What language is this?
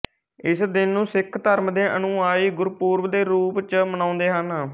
Punjabi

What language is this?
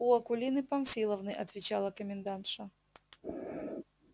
Russian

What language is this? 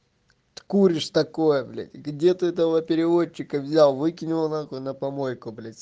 Russian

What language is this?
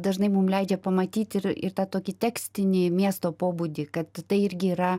Lithuanian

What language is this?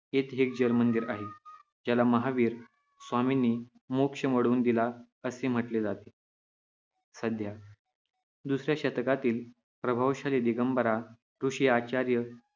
Marathi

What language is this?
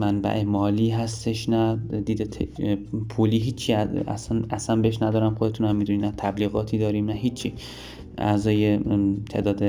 Persian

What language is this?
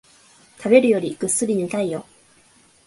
Japanese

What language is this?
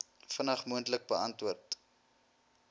Afrikaans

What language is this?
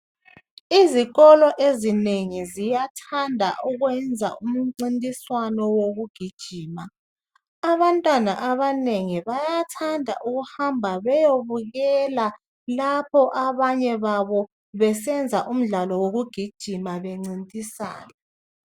North Ndebele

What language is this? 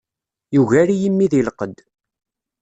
Kabyle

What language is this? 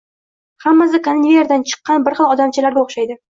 Uzbek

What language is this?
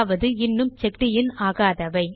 Tamil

